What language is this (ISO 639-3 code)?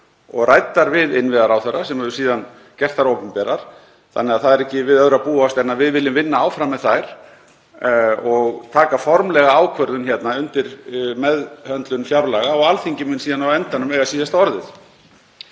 isl